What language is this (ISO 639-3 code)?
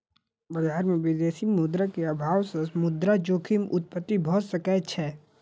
mai